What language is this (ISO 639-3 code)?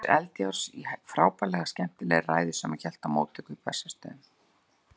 isl